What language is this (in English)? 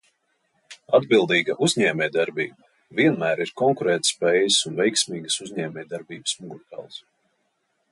Latvian